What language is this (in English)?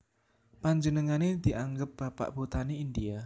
Javanese